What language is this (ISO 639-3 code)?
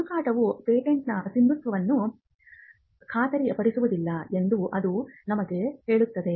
kan